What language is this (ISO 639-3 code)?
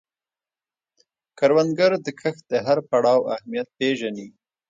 pus